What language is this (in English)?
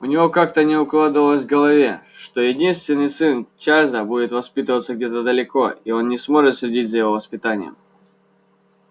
Russian